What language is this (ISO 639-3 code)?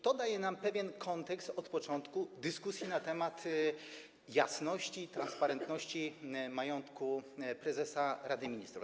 pol